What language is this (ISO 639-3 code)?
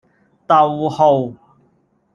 yue